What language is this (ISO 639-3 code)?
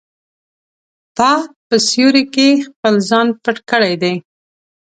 pus